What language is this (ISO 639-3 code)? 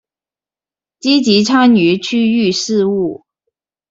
zho